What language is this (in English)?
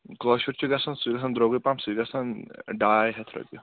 Kashmiri